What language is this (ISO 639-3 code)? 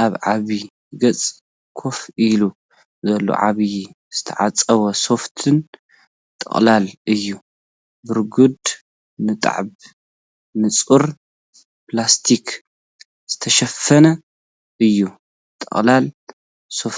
tir